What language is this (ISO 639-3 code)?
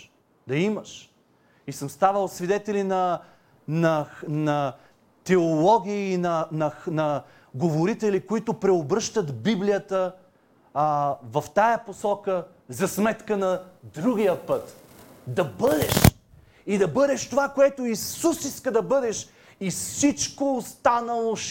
bul